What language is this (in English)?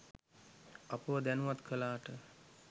Sinhala